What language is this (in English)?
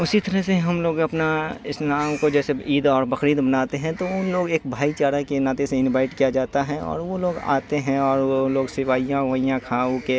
Urdu